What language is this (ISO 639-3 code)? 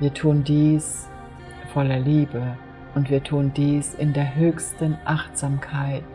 deu